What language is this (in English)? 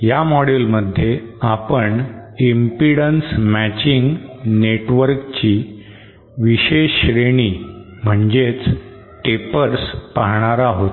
Marathi